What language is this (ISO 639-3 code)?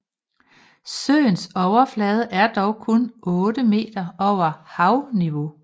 dan